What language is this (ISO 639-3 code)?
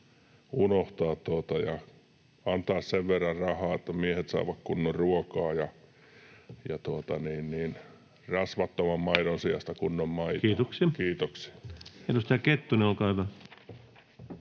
fin